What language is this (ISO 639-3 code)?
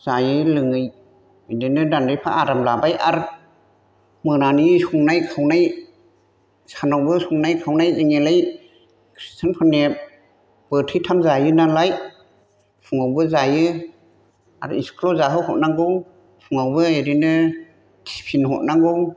brx